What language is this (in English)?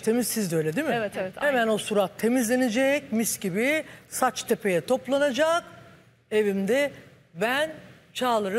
Turkish